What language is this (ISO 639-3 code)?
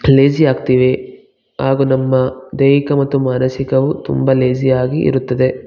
kan